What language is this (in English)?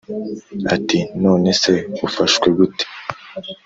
Kinyarwanda